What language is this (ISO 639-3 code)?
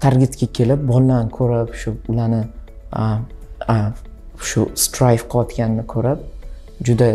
tur